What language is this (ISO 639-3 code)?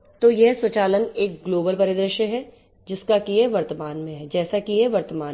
hin